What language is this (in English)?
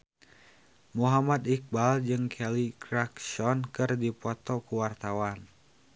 Sundanese